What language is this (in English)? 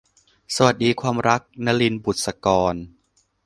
Thai